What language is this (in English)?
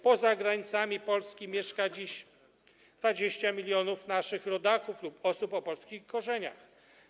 Polish